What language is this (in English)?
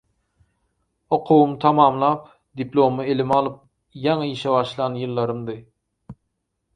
Turkmen